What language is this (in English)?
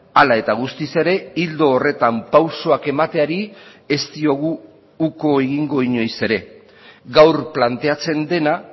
Basque